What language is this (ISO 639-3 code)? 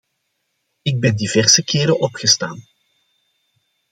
nld